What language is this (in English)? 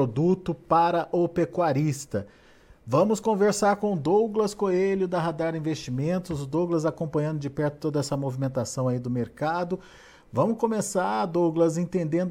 Portuguese